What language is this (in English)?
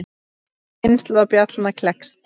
Icelandic